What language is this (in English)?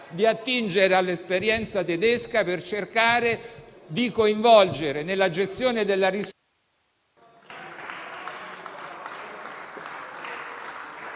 Italian